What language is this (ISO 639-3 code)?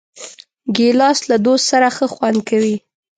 pus